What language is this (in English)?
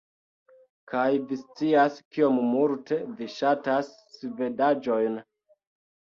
Esperanto